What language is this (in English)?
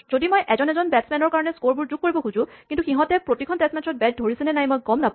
Assamese